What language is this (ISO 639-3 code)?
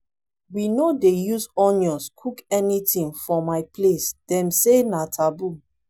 pcm